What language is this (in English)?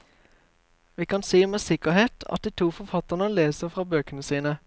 Norwegian